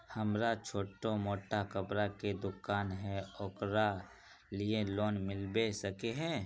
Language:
Magahi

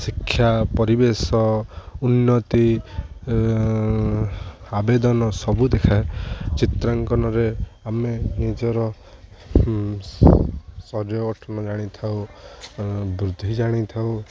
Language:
Odia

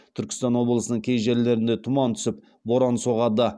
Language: Kazakh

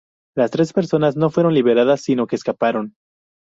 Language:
Spanish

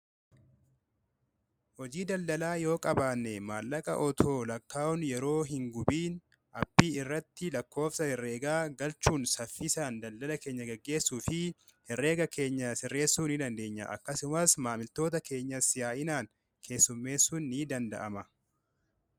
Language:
Oromo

